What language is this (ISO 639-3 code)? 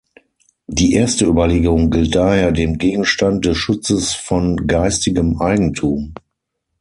deu